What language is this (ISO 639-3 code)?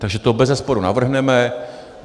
ces